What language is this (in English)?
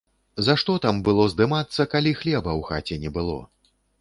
Belarusian